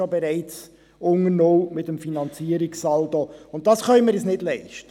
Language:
Swiss German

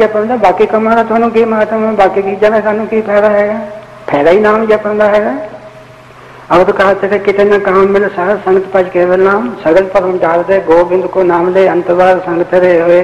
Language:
Punjabi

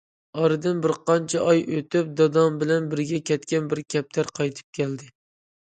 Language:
Uyghur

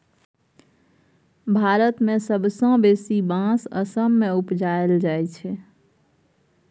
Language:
Maithili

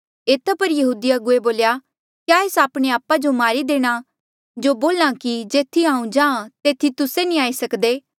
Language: Mandeali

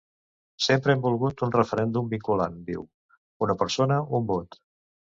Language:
Catalan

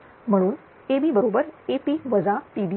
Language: Marathi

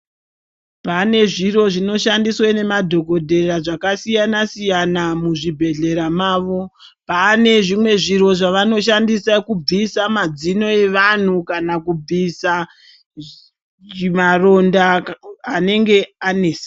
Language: Ndau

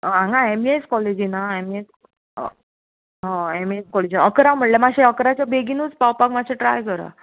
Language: Konkani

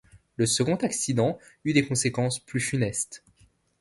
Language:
French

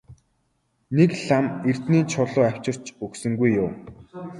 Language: Mongolian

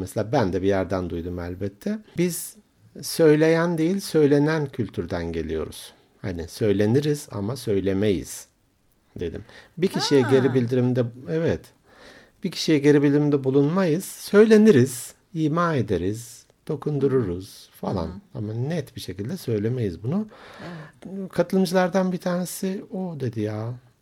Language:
Turkish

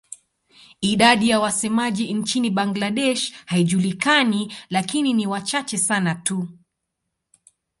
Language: Swahili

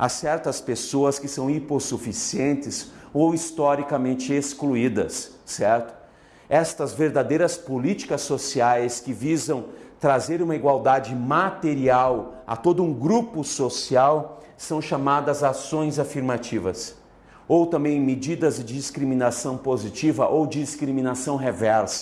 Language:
Portuguese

